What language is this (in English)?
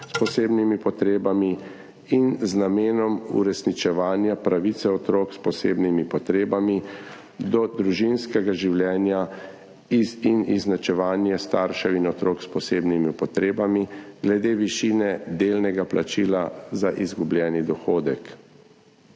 Slovenian